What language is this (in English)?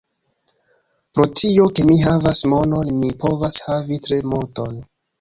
Esperanto